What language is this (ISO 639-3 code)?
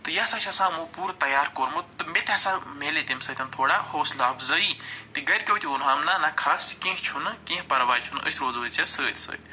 kas